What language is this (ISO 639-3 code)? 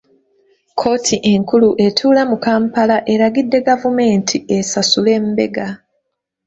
lug